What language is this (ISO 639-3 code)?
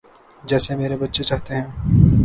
urd